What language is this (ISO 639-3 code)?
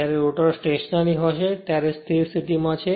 guj